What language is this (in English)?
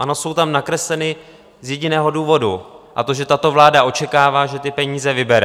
Czech